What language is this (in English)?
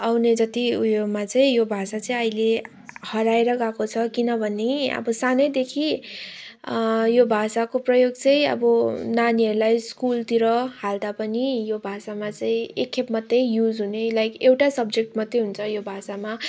Nepali